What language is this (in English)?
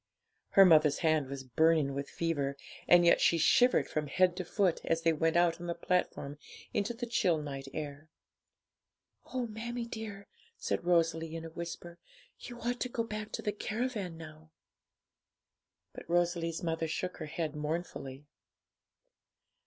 English